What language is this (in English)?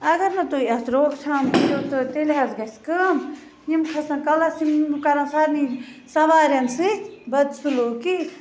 Kashmiri